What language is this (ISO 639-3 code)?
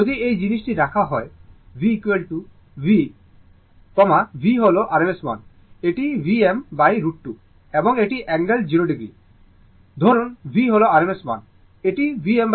ben